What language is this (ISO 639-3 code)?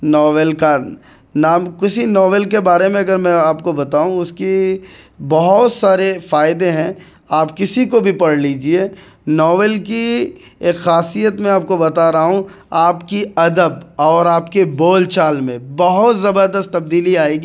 urd